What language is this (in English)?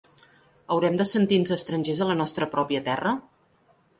Catalan